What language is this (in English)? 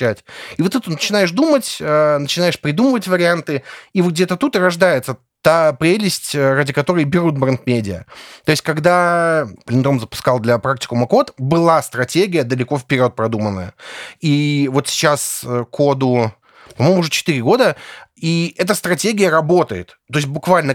Russian